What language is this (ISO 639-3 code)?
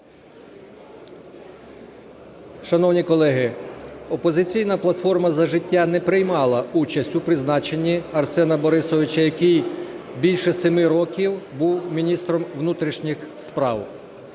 ukr